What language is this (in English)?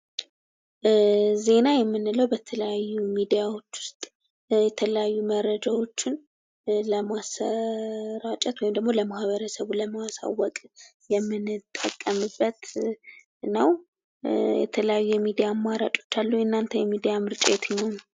Amharic